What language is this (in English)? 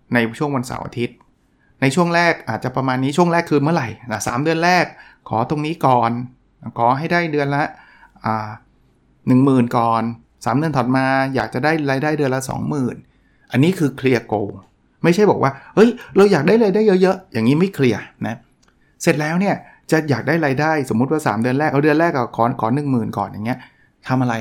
Thai